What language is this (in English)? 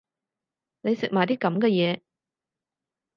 Cantonese